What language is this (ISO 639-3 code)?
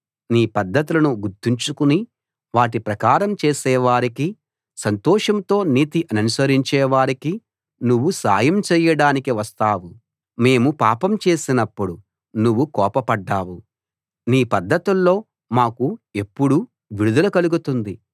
tel